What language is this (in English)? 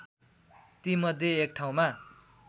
Nepali